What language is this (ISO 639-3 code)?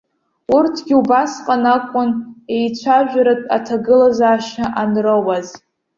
abk